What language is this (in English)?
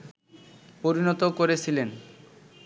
Bangla